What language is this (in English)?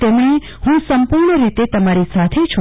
Gujarati